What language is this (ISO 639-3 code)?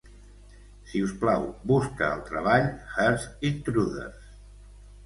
cat